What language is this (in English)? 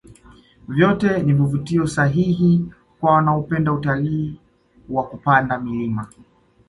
Swahili